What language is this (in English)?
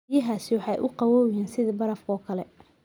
Somali